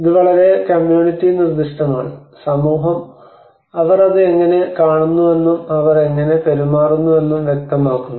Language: Malayalam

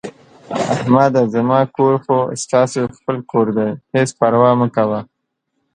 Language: Pashto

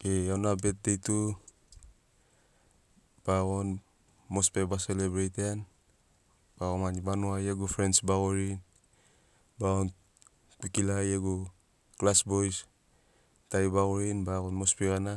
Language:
Sinaugoro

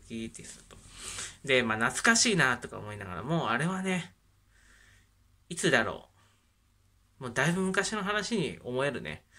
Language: Japanese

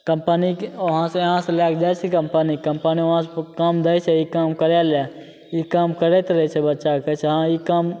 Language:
Maithili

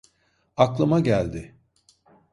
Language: Turkish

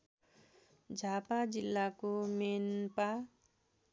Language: Nepali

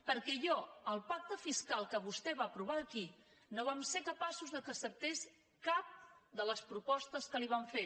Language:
Catalan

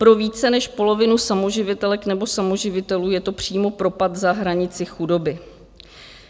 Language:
Czech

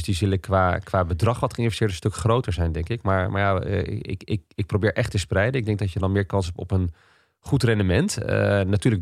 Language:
Dutch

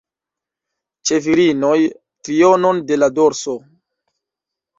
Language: Esperanto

